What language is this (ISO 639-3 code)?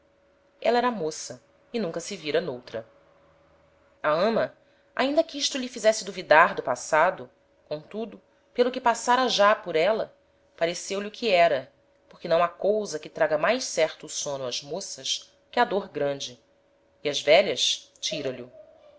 por